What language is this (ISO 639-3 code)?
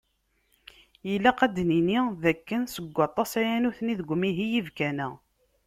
kab